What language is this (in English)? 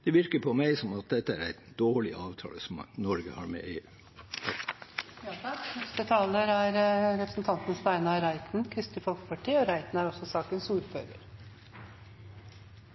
Norwegian Bokmål